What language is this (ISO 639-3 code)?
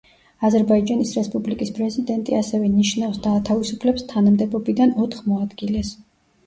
kat